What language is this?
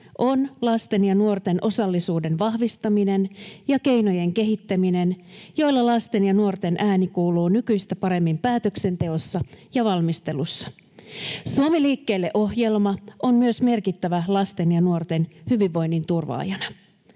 Finnish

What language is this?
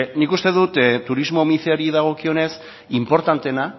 Basque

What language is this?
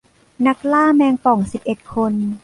Thai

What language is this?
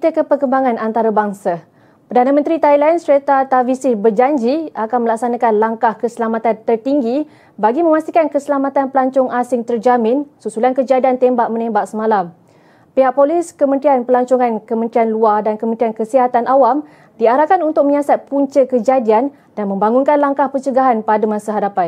Malay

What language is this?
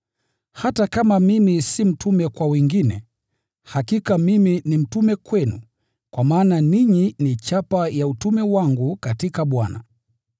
Swahili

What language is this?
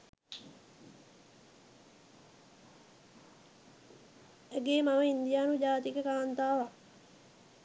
Sinhala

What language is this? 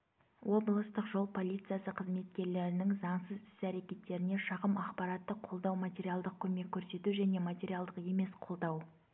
Kazakh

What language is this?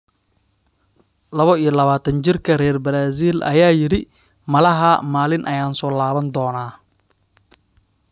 Somali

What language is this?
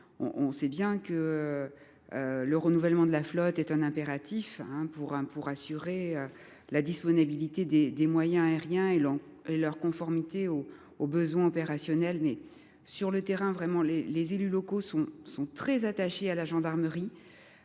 French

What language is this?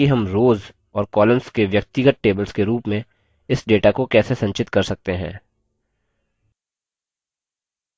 Hindi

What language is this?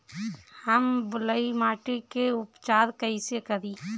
Bhojpuri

